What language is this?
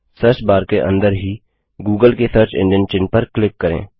Hindi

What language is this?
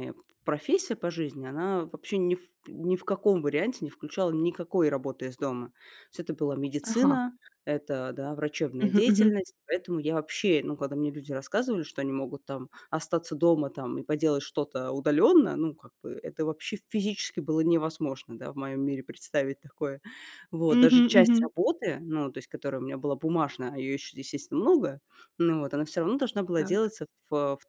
Russian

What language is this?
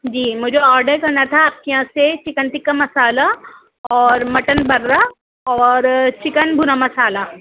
Urdu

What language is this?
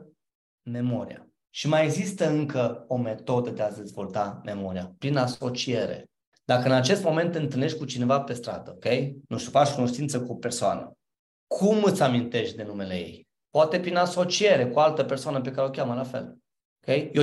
Romanian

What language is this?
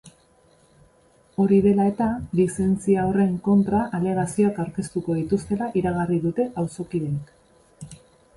Basque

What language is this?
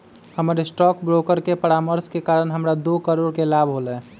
Magahi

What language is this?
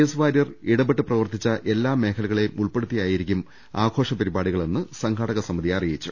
Malayalam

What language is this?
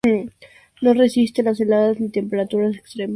Spanish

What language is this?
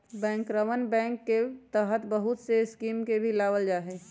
Magahi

